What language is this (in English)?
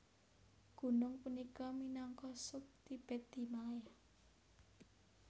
Javanese